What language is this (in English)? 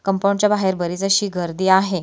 Marathi